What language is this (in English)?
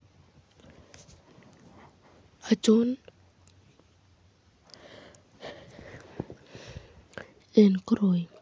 Kalenjin